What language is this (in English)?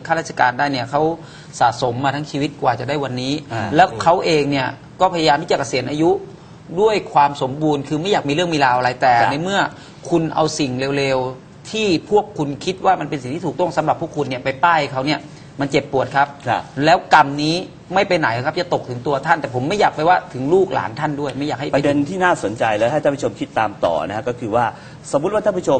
Thai